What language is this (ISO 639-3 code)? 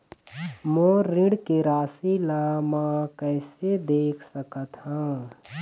hne